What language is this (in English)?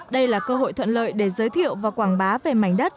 Vietnamese